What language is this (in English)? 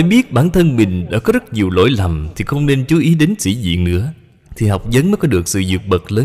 Vietnamese